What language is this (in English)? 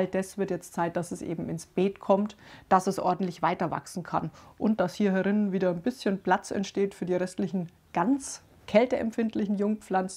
German